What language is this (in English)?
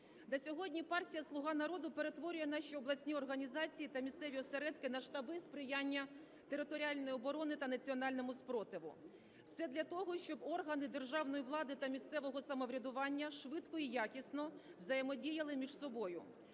Ukrainian